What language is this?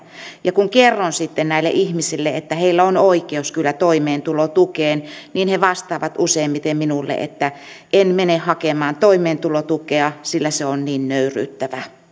Finnish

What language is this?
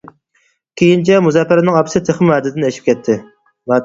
Uyghur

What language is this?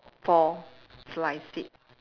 English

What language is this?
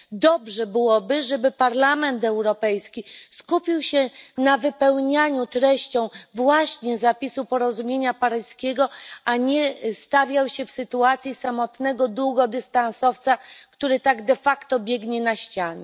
Polish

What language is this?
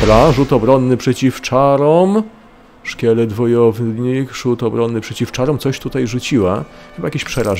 Polish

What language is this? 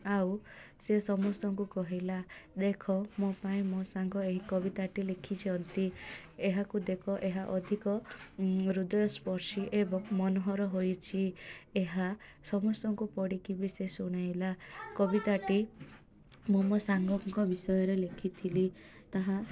Odia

